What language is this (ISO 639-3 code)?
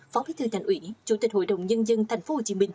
vie